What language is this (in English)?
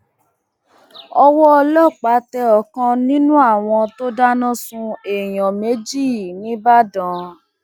Yoruba